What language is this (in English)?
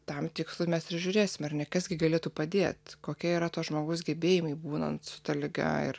Lithuanian